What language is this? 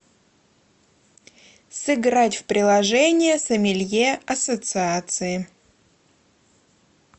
Russian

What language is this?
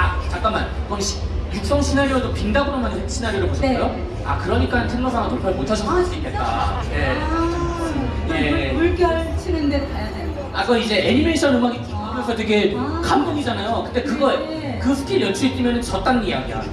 Korean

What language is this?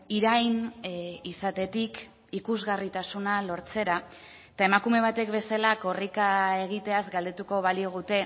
Basque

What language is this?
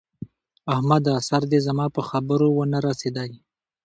Pashto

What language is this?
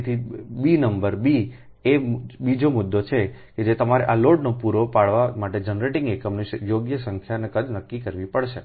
Gujarati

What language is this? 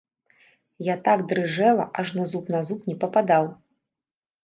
Belarusian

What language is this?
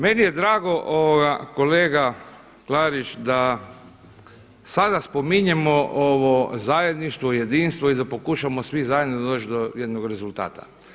Croatian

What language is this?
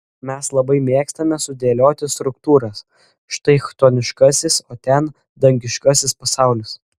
Lithuanian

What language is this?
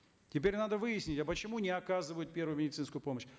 Kazakh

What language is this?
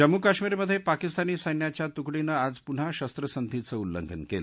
Marathi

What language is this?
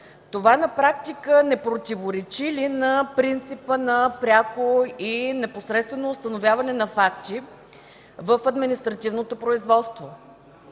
Bulgarian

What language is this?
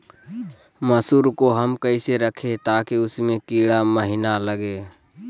Magahi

